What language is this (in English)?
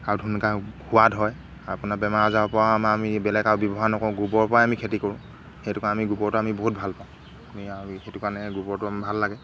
Assamese